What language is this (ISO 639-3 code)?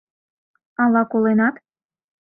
chm